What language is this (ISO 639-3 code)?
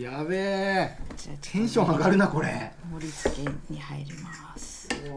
jpn